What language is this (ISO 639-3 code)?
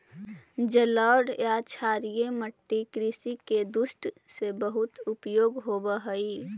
mag